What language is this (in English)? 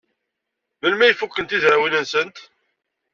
Kabyle